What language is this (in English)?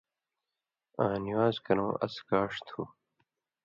Indus Kohistani